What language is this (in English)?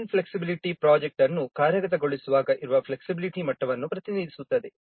Kannada